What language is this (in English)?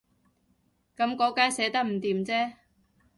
Cantonese